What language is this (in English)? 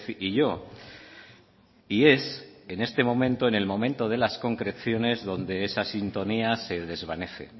Spanish